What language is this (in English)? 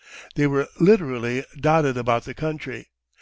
English